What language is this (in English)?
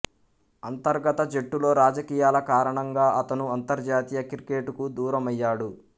Telugu